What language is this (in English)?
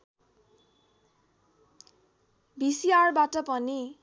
Nepali